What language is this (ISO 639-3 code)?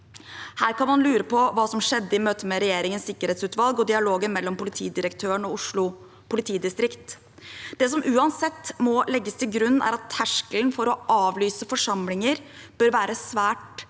nor